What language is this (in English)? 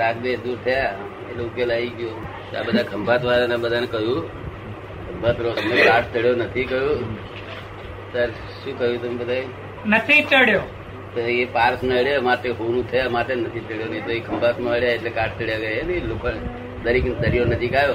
Gujarati